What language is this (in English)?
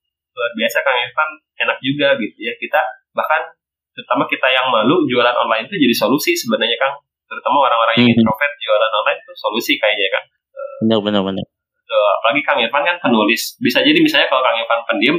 Indonesian